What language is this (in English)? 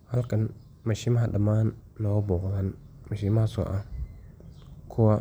Somali